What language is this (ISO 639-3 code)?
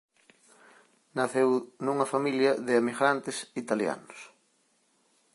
glg